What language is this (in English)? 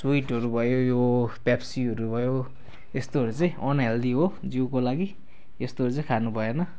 Nepali